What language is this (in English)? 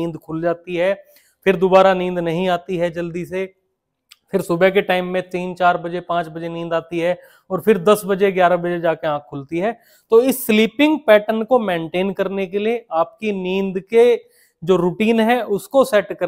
Hindi